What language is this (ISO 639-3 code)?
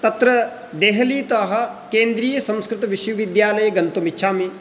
san